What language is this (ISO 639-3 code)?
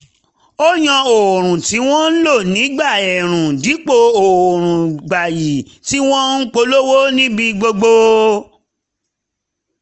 yor